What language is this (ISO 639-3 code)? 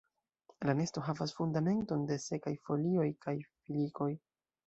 epo